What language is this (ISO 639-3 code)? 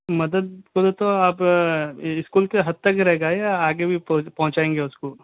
urd